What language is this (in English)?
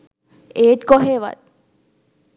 Sinhala